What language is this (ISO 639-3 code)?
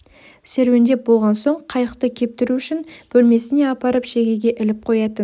kaz